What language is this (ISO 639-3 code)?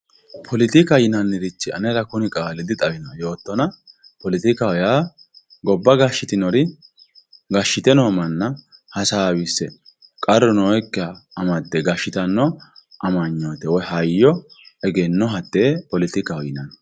sid